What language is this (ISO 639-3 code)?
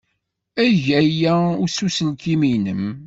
kab